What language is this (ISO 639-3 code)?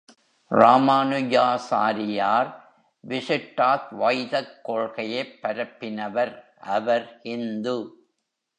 tam